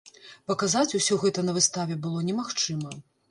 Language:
Belarusian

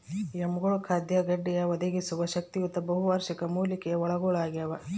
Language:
Kannada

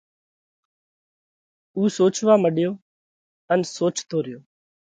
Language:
Parkari Koli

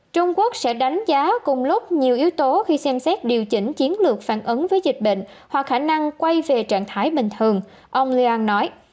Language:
Vietnamese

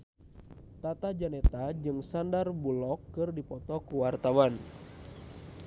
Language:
Sundanese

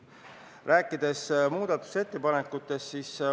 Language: Estonian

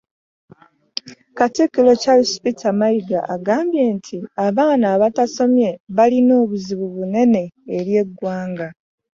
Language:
Ganda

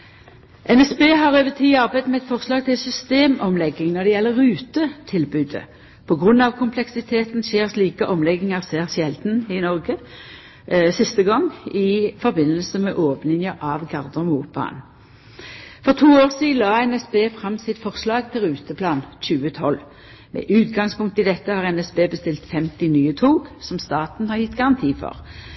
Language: Norwegian Nynorsk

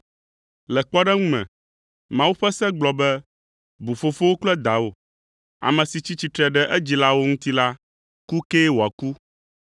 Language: Ewe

